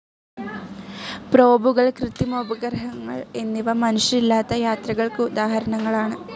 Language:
Malayalam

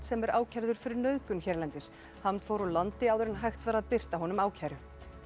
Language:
Icelandic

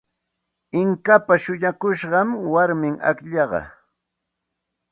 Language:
Santa Ana de Tusi Pasco Quechua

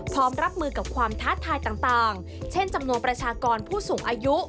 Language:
Thai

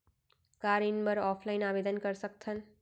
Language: Chhattisgarhi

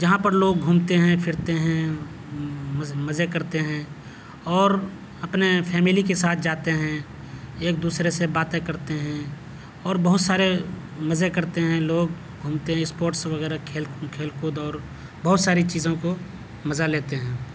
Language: Urdu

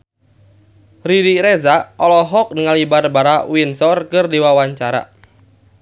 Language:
Sundanese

